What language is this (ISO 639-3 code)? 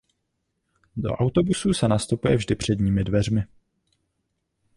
ces